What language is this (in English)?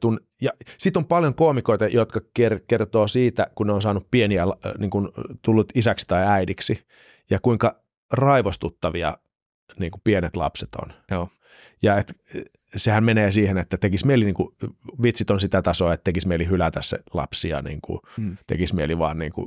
Finnish